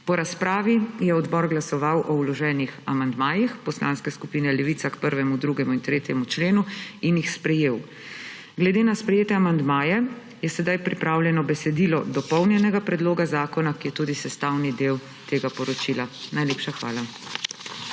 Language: Slovenian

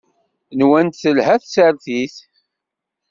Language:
Kabyle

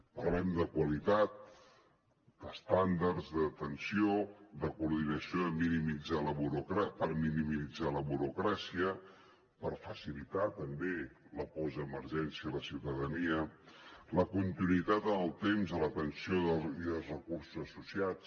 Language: Catalan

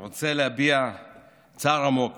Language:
Hebrew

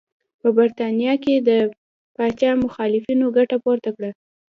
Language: Pashto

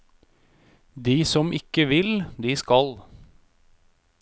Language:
Norwegian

